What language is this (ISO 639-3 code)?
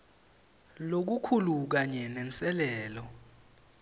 ssw